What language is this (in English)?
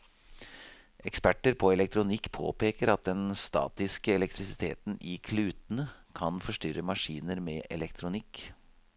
Norwegian